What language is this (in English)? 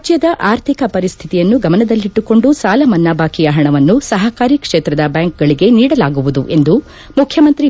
Kannada